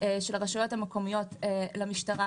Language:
Hebrew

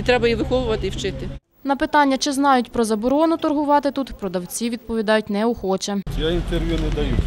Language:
Ukrainian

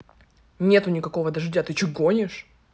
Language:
Russian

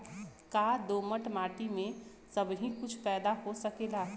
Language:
Bhojpuri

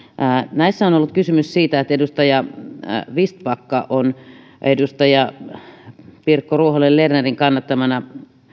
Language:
Finnish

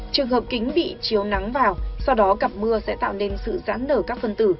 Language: Vietnamese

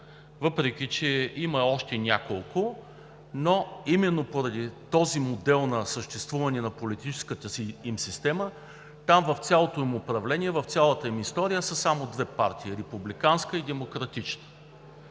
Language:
Bulgarian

